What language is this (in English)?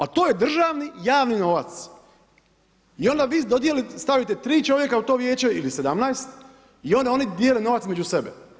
Croatian